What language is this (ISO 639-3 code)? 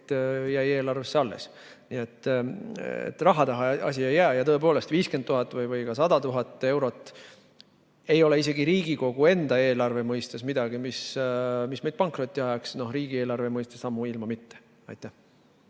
est